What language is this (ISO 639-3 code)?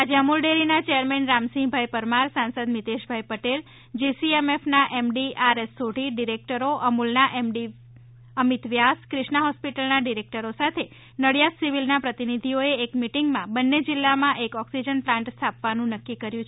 guj